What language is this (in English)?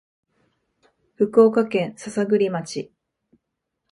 Japanese